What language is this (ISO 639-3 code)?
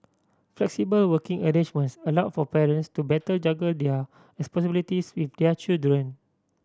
eng